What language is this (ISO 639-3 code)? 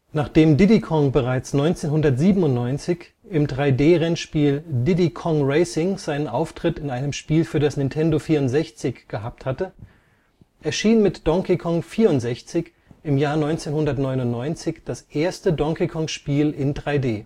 deu